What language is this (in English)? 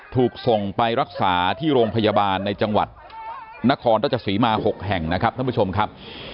Thai